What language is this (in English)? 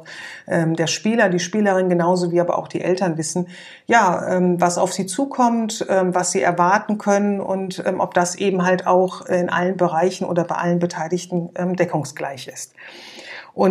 German